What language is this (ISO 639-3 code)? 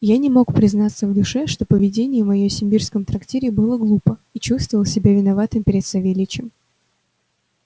rus